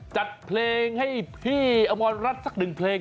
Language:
Thai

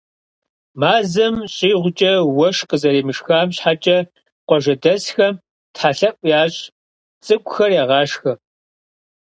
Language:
Kabardian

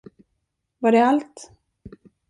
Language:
Swedish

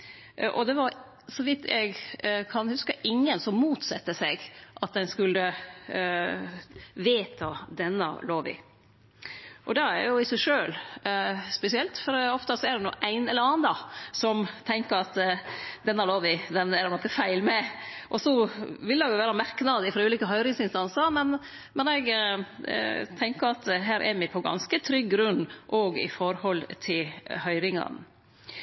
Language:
Norwegian Nynorsk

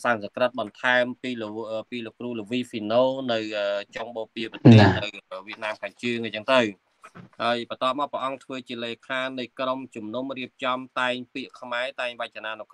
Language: Thai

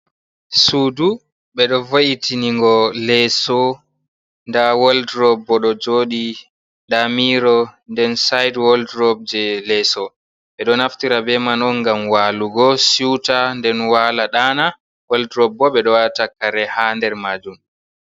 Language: Fula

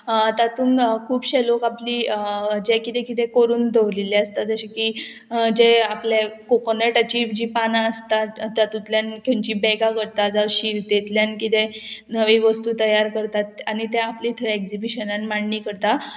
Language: Konkani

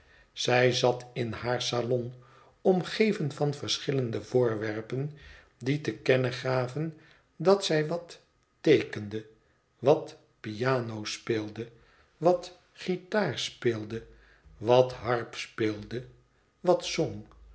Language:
Dutch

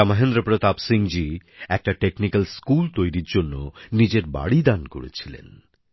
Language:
Bangla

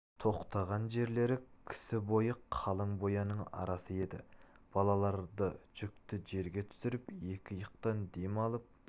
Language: Kazakh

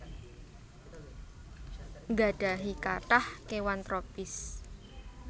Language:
Javanese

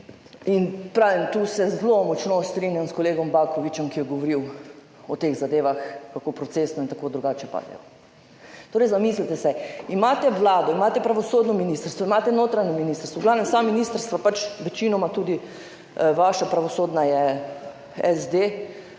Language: Slovenian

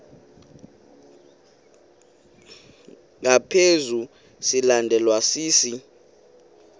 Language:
Xhosa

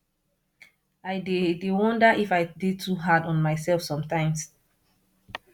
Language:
Nigerian Pidgin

